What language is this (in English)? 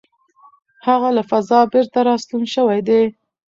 Pashto